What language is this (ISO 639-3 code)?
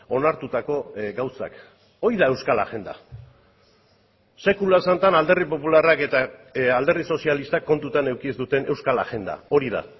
eus